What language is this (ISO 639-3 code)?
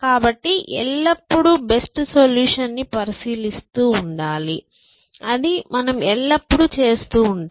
tel